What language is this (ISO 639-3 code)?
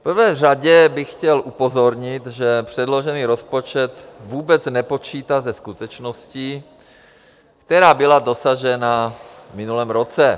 ces